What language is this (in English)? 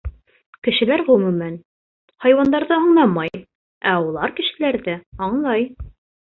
Bashkir